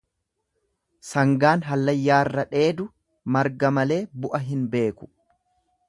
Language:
Oromo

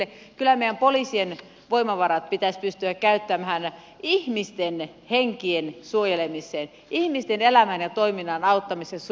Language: Finnish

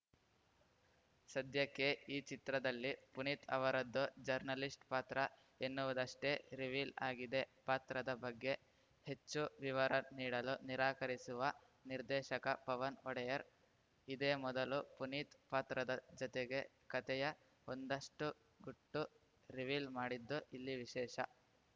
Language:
Kannada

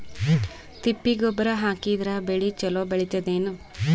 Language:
Kannada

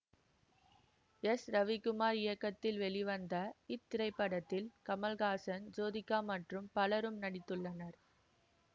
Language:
Tamil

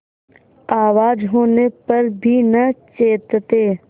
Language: Hindi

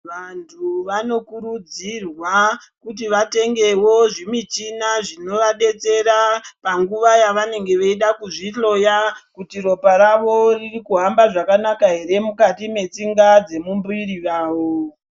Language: Ndau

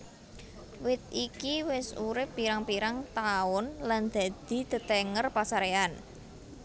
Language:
Javanese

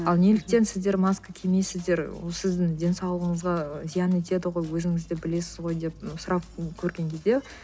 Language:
Kazakh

